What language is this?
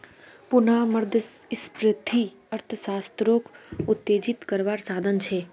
Magahi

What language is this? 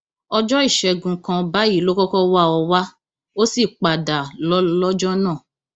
Yoruba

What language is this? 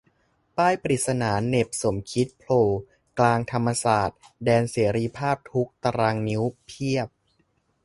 Thai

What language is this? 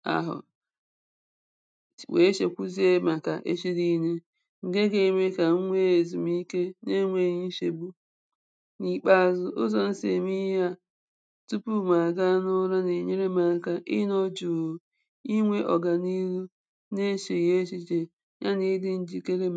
Igbo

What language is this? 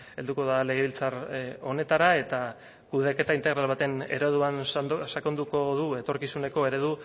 Basque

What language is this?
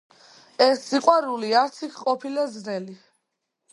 Georgian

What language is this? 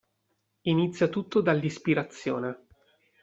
Italian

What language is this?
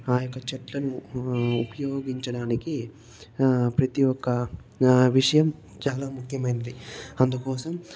Telugu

